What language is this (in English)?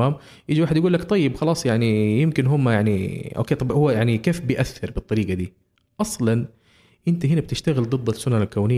Arabic